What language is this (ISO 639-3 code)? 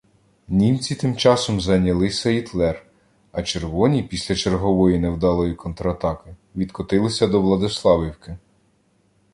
ukr